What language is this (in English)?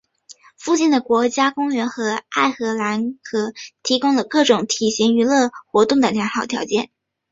Chinese